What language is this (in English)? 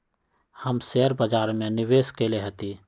Magahi